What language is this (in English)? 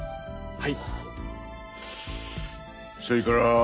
Japanese